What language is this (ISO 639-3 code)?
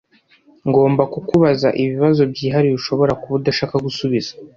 kin